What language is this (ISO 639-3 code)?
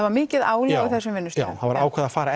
isl